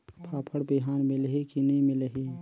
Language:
Chhattisgarhi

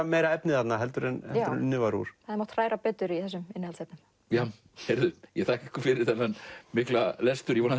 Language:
Icelandic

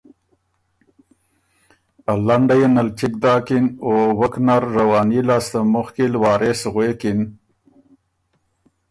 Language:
Ormuri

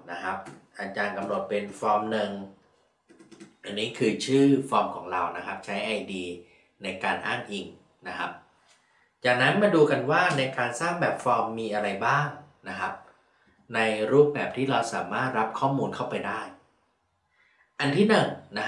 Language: Thai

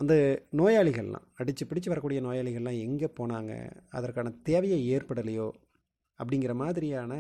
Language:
Tamil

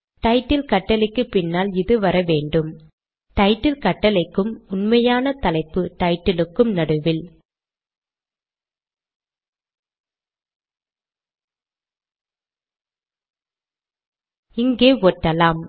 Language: Tamil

